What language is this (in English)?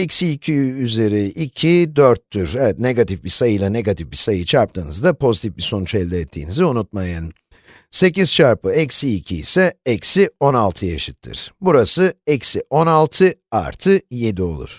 Turkish